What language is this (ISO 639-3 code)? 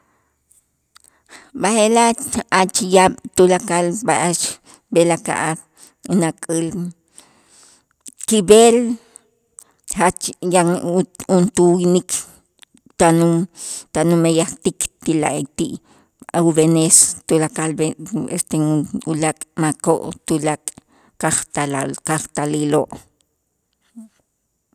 itz